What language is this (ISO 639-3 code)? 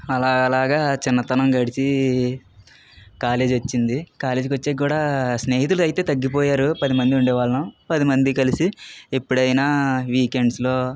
tel